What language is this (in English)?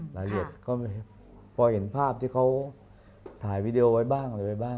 Thai